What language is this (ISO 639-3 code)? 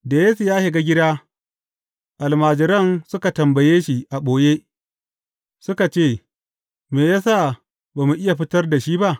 hau